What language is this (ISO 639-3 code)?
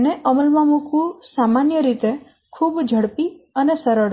guj